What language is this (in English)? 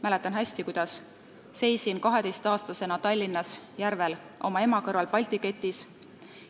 Estonian